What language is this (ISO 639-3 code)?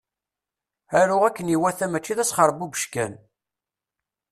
kab